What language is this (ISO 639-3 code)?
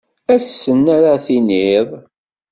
kab